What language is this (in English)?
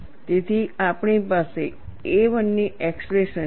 Gujarati